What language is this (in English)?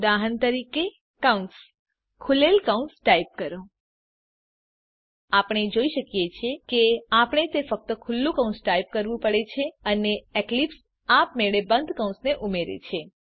Gujarati